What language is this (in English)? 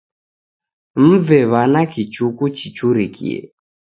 Taita